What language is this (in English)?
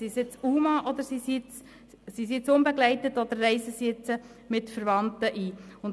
Swiss German